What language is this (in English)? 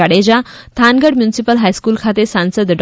Gujarati